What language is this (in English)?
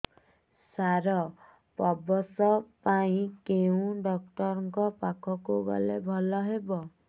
Odia